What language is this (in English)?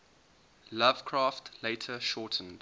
English